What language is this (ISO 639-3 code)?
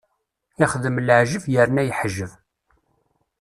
kab